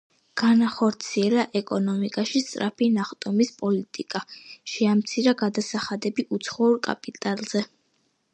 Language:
Georgian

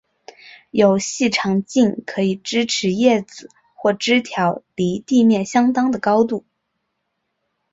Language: Chinese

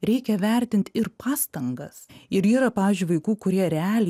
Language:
Lithuanian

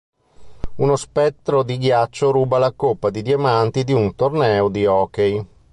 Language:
Italian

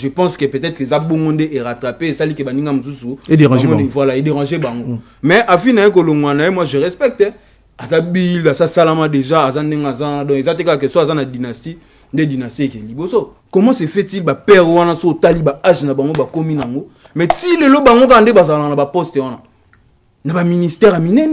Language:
French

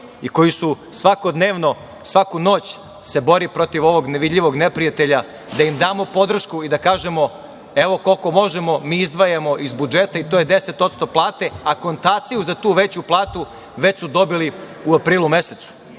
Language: Serbian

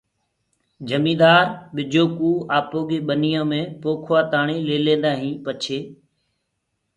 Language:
Gurgula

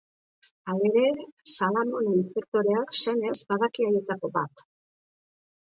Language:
Basque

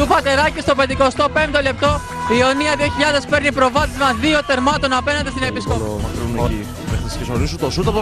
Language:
Greek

